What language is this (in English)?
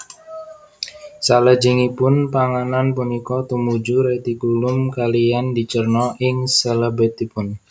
Javanese